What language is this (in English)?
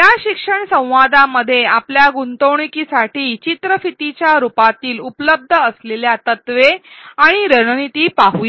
Marathi